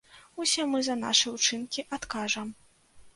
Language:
Belarusian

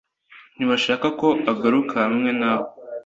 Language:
Kinyarwanda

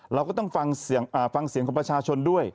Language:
Thai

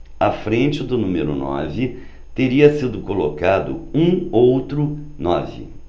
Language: Portuguese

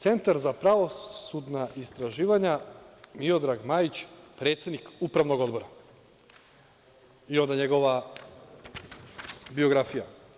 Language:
Serbian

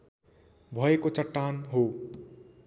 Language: Nepali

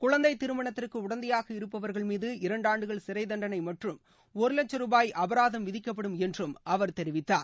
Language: Tamil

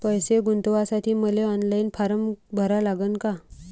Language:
Marathi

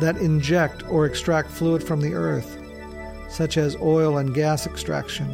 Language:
English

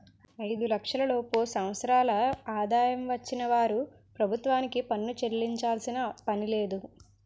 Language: Telugu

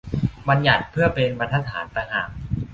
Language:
Thai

